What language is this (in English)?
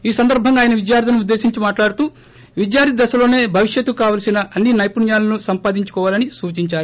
Telugu